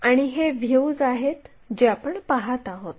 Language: Marathi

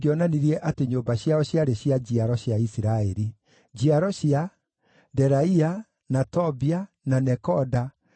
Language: Kikuyu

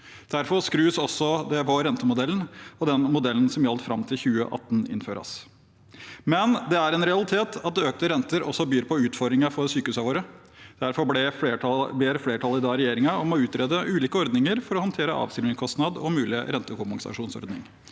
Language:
Norwegian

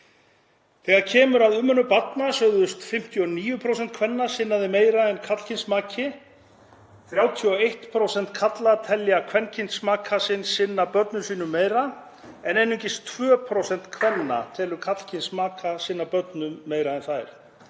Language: Icelandic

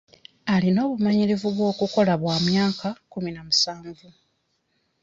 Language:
Ganda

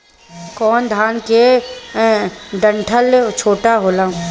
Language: Bhojpuri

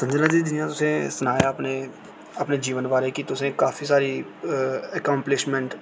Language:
Dogri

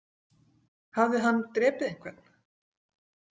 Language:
Icelandic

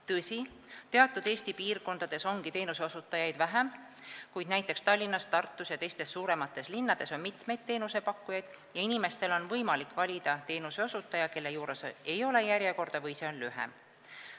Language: Estonian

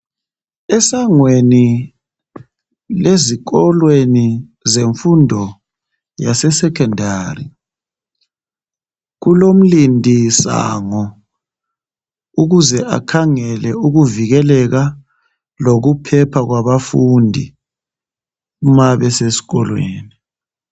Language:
North Ndebele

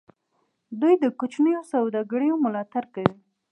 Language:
Pashto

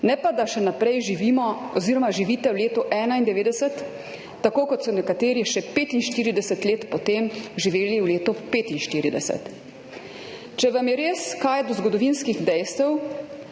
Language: Slovenian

